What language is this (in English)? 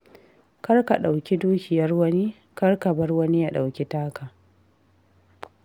Hausa